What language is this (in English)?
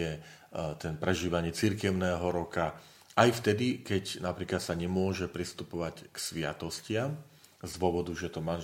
Slovak